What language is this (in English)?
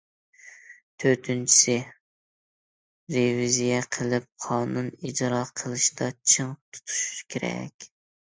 Uyghur